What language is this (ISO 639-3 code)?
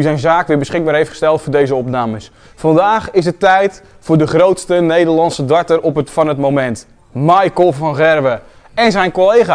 nld